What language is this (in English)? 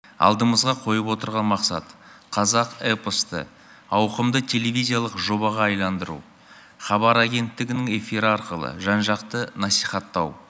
Kazakh